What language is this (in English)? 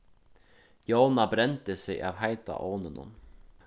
Faroese